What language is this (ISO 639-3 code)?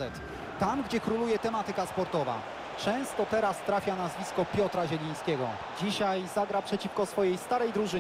pol